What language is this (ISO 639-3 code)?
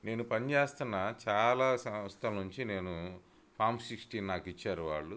tel